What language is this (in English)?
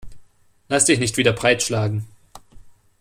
German